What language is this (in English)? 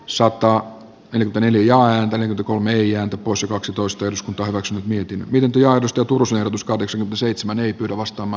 Finnish